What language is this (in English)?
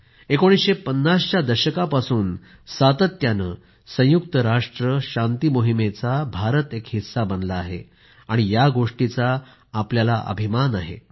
Marathi